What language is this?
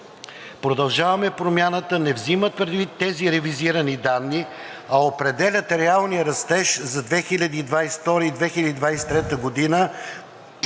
Bulgarian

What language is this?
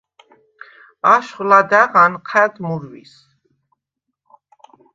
Svan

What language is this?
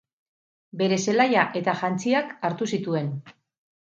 Basque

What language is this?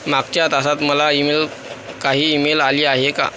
Marathi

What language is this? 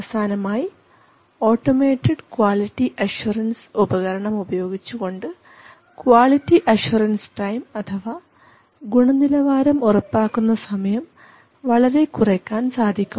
Malayalam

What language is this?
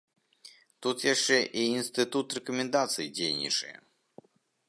Belarusian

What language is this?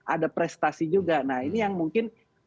Indonesian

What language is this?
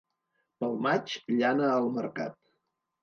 Catalan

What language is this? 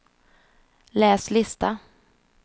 Swedish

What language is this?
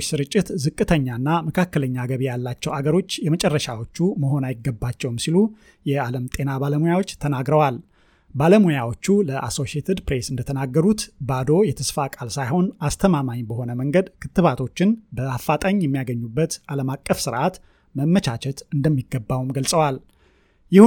Amharic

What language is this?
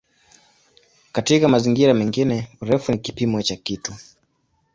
Swahili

